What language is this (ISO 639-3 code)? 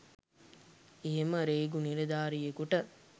sin